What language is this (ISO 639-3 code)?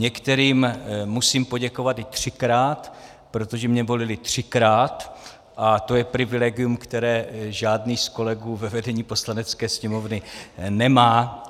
ces